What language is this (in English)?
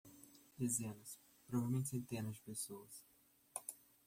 Portuguese